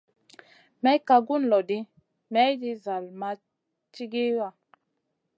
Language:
Masana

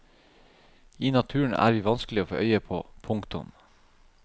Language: Norwegian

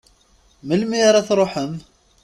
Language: Kabyle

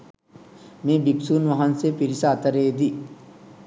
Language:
Sinhala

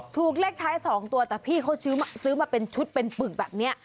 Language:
Thai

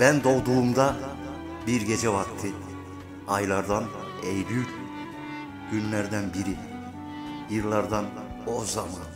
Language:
Turkish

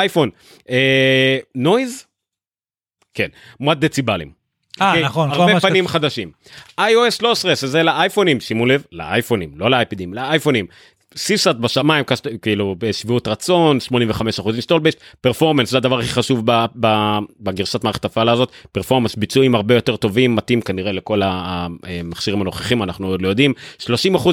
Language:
Hebrew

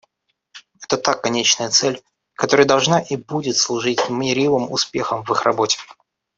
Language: Russian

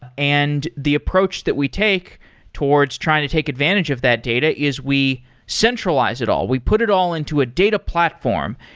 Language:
English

